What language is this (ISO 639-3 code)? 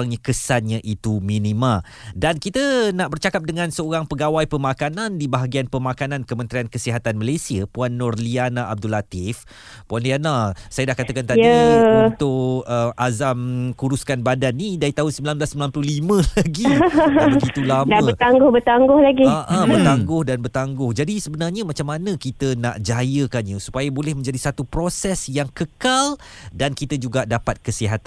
msa